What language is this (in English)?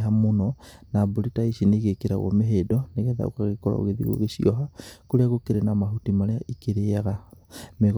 Kikuyu